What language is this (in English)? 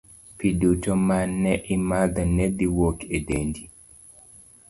Luo (Kenya and Tanzania)